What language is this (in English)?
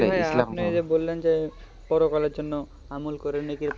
Bangla